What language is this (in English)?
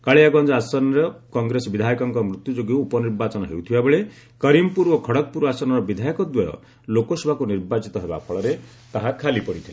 Odia